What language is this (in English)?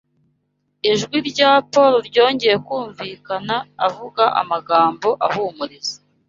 Kinyarwanda